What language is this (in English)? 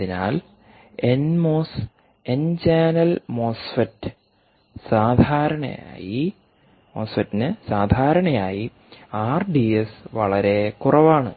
Malayalam